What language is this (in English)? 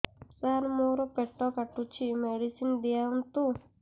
Odia